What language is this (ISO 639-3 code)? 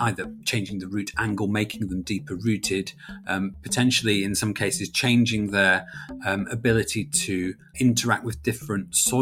eng